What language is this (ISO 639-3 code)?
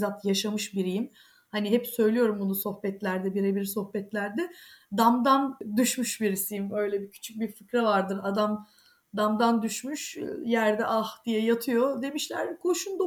tur